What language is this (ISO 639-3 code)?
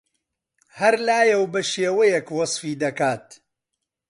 ckb